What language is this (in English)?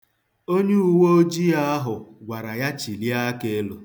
Igbo